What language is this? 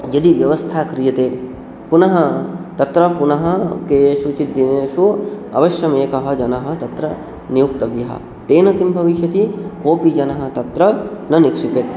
Sanskrit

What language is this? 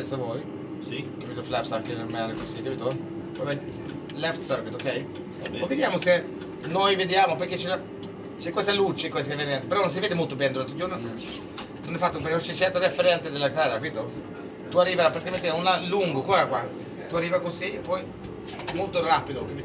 Italian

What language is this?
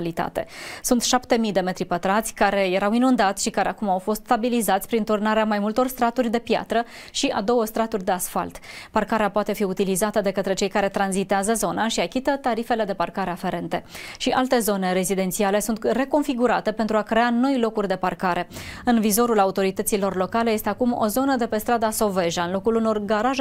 Romanian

